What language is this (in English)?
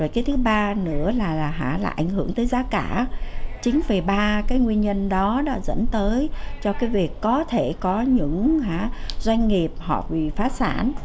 Vietnamese